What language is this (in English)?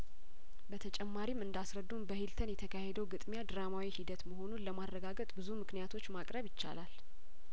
Amharic